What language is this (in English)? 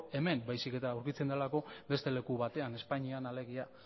Basque